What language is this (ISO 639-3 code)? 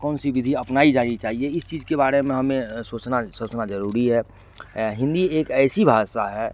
hin